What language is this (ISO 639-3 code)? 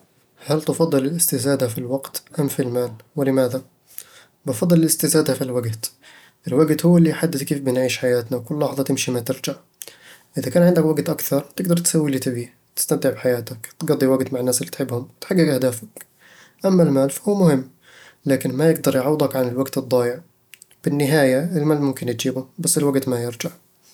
avl